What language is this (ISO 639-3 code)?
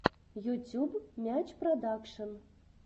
rus